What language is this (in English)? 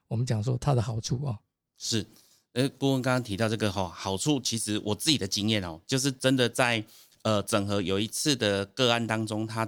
Chinese